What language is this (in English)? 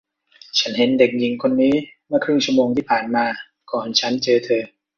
Thai